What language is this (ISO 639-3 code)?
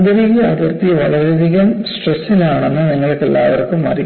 mal